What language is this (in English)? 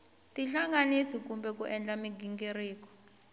Tsonga